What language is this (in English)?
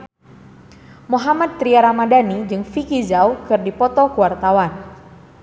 Sundanese